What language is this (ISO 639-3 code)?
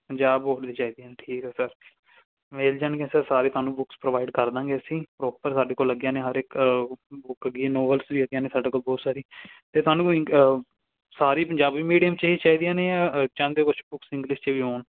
pan